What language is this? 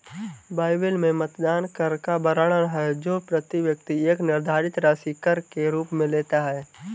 Hindi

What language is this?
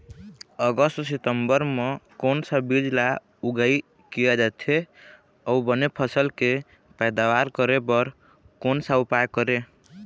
Chhattisgarhi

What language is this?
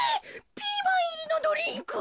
Japanese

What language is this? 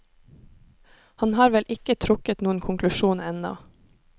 Norwegian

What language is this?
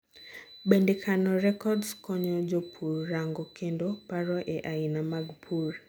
Luo (Kenya and Tanzania)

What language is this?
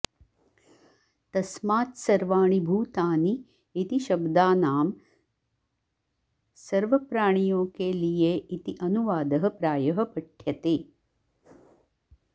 Sanskrit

